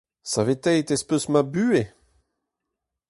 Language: Breton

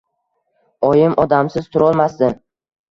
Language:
Uzbek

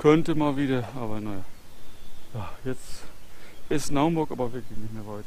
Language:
German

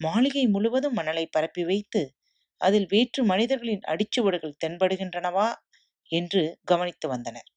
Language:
Tamil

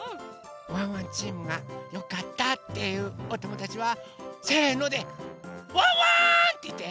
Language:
Japanese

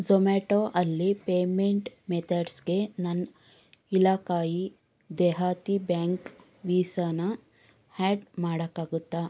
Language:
Kannada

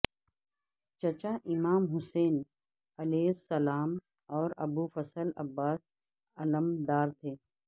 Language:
Urdu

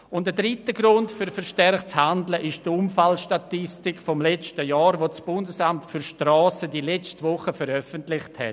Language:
Swiss German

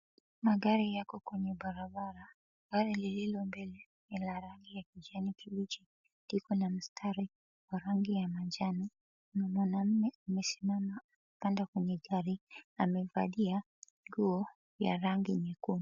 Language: Swahili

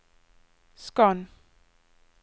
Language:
Norwegian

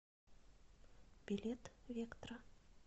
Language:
Russian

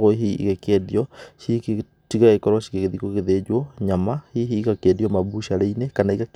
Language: Kikuyu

